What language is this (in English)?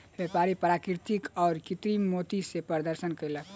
Maithili